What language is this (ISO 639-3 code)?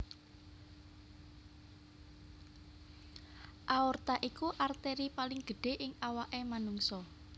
jav